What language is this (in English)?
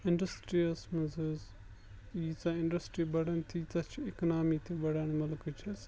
Kashmiri